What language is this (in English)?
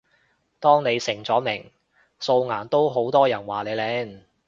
Cantonese